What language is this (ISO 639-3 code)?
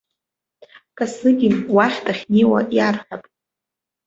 abk